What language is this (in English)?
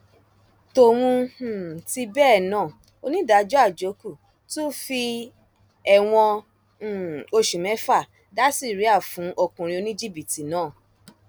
Yoruba